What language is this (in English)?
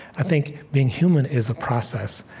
English